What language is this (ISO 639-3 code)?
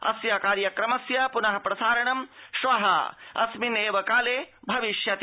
san